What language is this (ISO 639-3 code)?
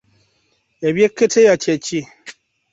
lug